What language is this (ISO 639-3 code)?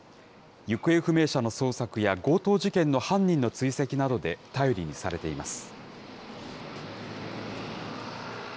jpn